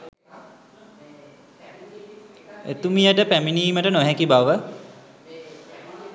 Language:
Sinhala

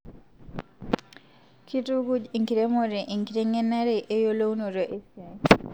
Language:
Masai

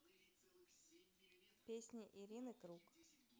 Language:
Russian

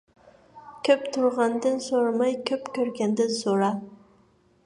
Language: Uyghur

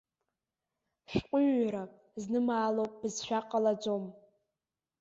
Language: Abkhazian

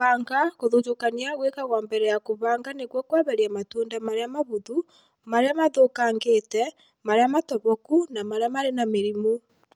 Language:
Kikuyu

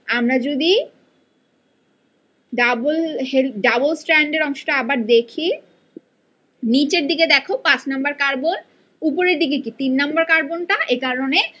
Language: Bangla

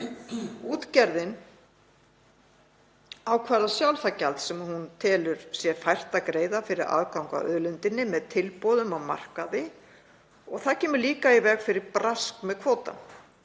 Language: Icelandic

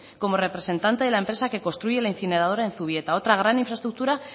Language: Spanish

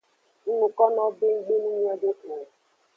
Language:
Aja (Benin)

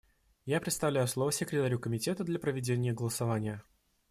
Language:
Russian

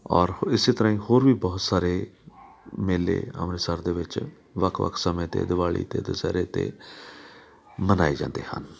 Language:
Punjabi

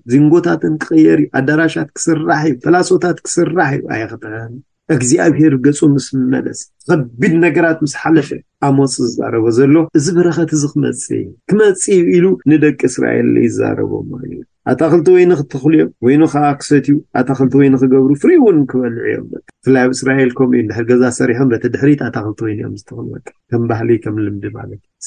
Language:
Arabic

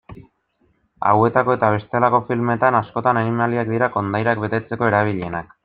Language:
Basque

